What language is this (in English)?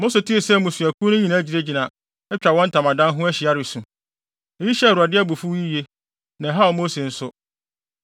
Akan